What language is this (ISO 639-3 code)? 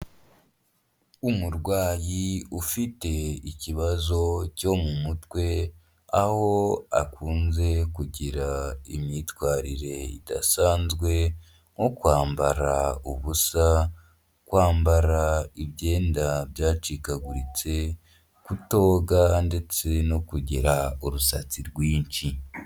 kin